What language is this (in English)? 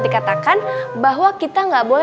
Indonesian